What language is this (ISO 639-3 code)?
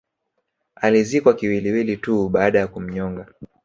swa